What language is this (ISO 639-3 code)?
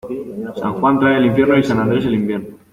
spa